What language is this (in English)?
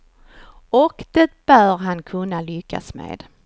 Swedish